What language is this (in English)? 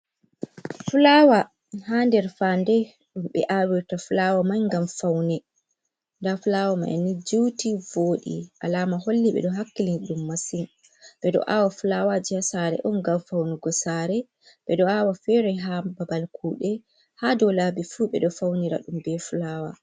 Fula